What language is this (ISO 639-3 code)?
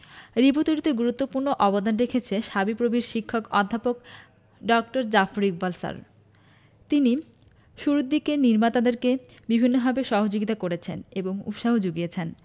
ben